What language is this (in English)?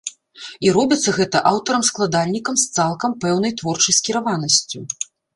Belarusian